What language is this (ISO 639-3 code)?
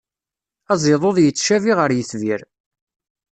kab